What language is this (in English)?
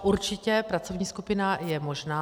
Czech